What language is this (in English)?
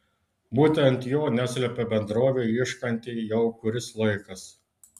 Lithuanian